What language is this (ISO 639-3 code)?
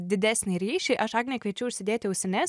lit